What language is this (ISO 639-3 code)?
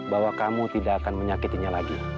ind